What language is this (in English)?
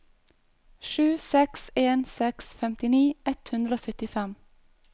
Norwegian